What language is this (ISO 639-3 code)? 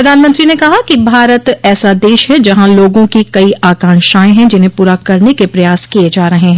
hin